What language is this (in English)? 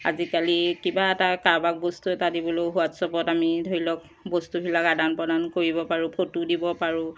Assamese